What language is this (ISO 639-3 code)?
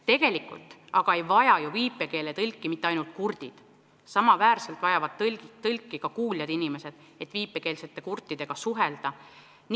est